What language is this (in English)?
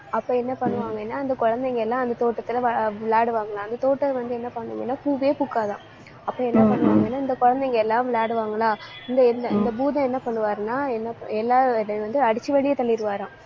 Tamil